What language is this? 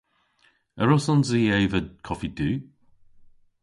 Cornish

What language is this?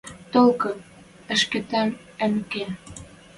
Western Mari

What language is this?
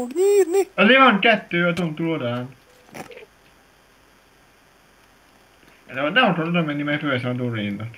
Hungarian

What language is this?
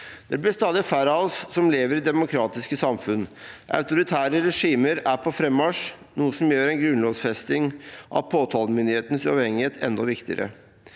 Norwegian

